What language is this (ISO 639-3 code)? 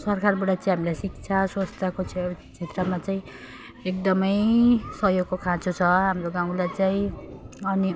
nep